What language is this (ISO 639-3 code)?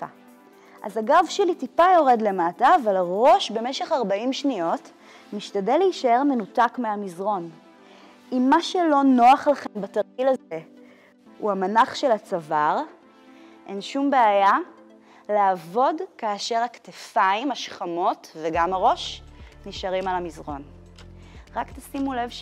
heb